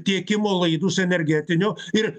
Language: Lithuanian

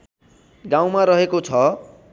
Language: Nepali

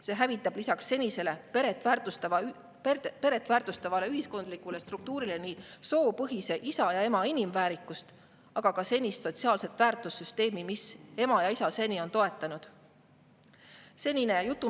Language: Estonian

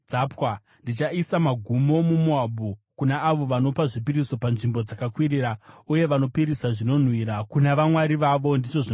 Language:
Shona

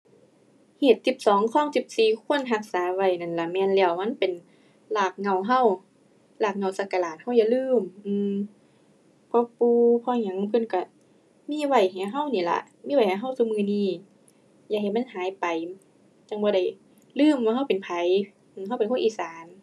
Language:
Thai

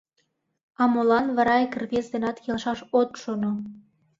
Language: Mari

